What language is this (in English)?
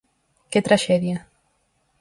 Galician